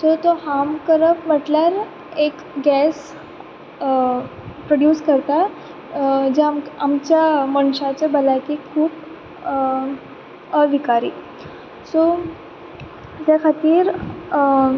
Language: Konkani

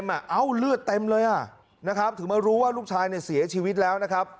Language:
Thai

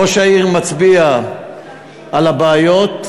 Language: Hebrew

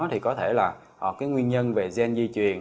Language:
Vietnamese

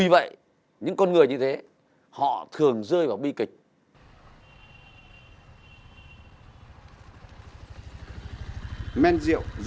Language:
Vietnamese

